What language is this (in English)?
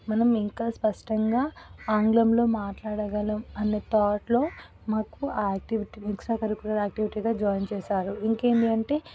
Telugu